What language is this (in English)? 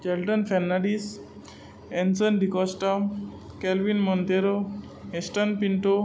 Konkani